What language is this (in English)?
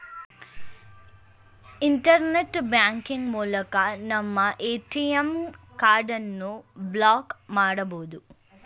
Kannada